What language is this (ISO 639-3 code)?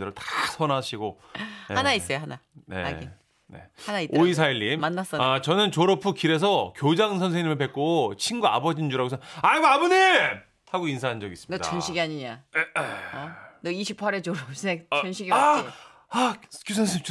kor